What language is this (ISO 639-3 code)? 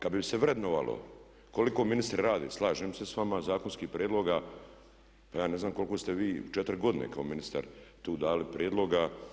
hrv